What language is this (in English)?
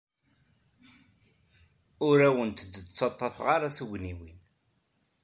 Kabyle